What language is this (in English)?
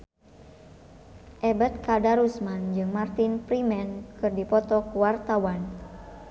Sundanese